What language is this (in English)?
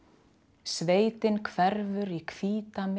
Icelandic